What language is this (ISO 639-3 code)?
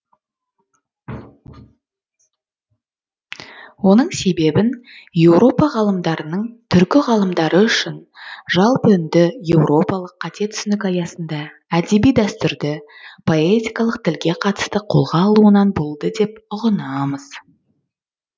kaz